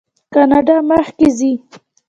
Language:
Pashto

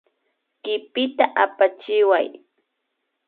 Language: Imbabura Highland Quichua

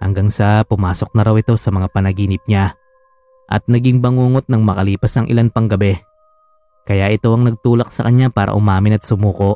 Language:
Filipino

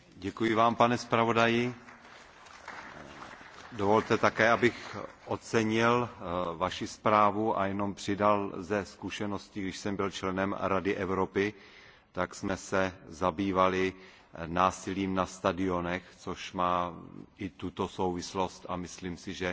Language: Czech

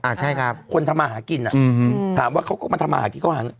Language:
Thai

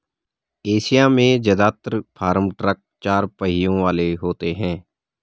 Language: Hindi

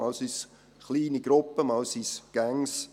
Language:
Swiss German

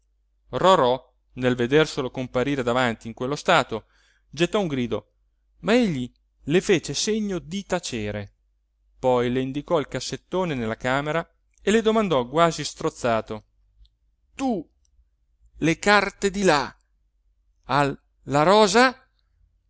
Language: Italian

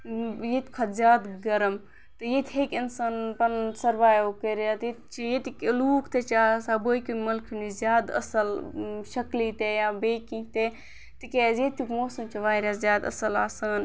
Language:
Kashmiri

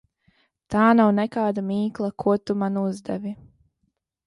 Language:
Latvian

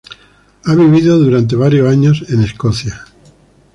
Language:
Spanish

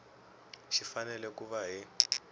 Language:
Tsonga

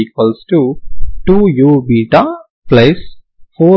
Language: Telugu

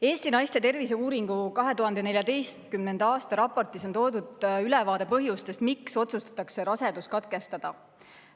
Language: Estonian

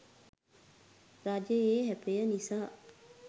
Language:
Sinhala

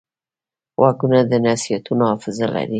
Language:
Pashto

